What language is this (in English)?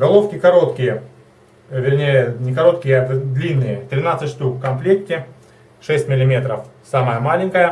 Russian